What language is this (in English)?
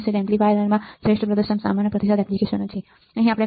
Gujarati